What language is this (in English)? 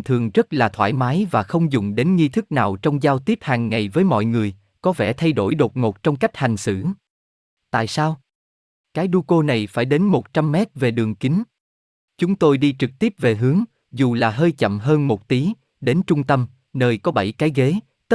Vietnamese